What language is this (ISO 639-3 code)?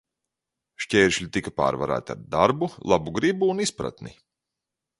lav